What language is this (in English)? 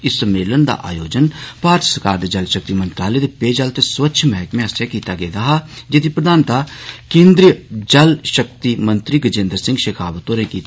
Dogri